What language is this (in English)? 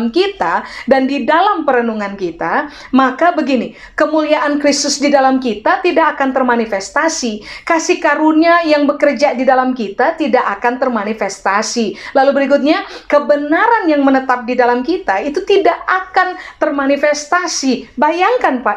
Indonesian